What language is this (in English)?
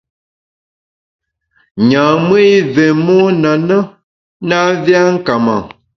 Bamun